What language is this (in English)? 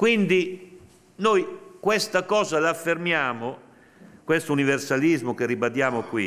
Italian